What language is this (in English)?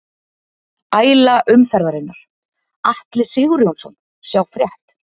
Icelandic